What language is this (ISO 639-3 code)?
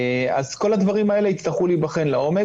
heb